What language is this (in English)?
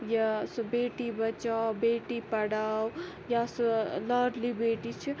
Kashmiri